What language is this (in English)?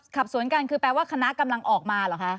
Thai